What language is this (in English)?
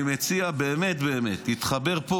Hebrew